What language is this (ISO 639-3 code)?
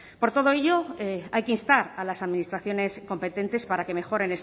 spa